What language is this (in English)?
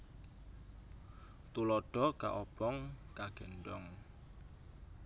Javanese